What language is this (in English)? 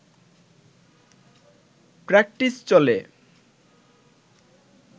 Bangla